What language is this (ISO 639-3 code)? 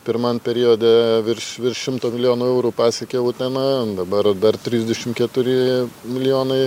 lit